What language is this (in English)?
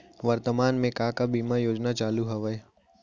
Chhattisgarhi